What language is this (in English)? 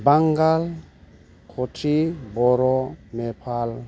Bodo